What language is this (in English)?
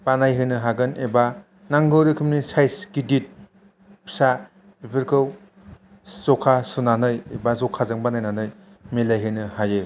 Bodo